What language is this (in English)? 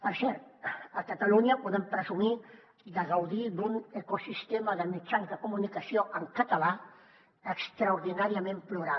Catalan